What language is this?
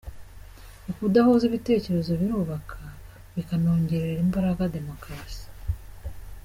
Kinyarwanda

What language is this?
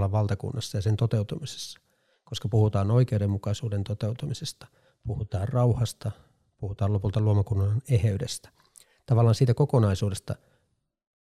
Finnish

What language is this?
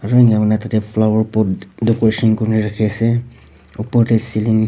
Naga Pidgin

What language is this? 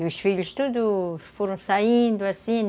Portuguese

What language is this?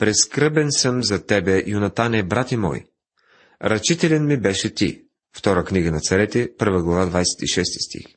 Bulgarian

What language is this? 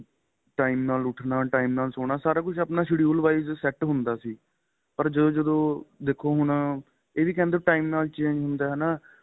Punjabi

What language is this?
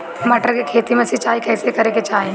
Bhojpuri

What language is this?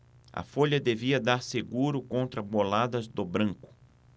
Portuguese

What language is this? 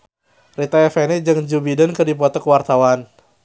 Sundanese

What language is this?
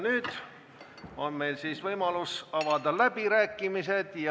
Estonian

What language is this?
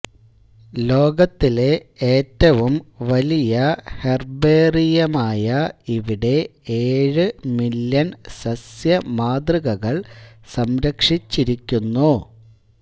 Malayalam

